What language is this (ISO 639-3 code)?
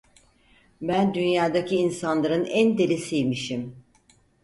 tur